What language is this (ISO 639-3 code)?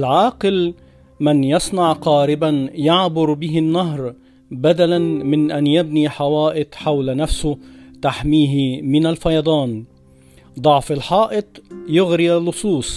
ara